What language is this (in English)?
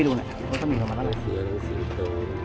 Thai